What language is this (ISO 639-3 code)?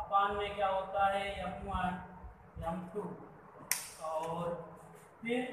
hin